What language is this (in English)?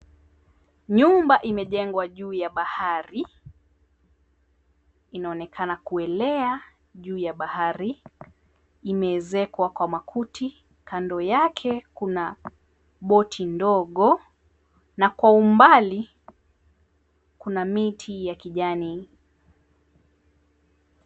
Swahili